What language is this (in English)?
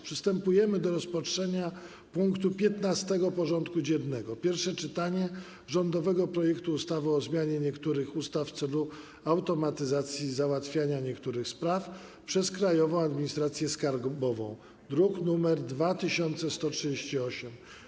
Polish